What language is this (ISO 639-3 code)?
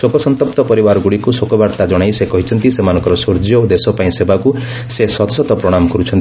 ori